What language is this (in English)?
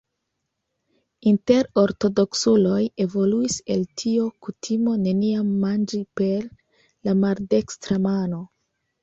Esperanto